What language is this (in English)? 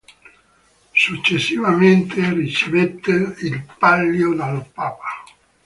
Italian